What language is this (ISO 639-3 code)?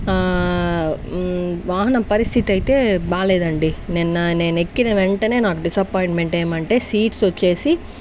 tel